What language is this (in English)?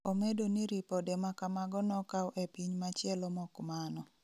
Luo (Kenya and Tanzania)